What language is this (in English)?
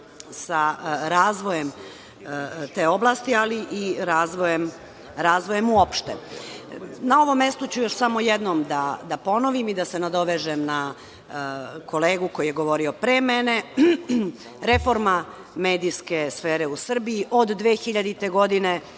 Serbian